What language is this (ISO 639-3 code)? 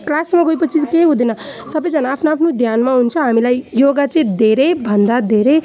nep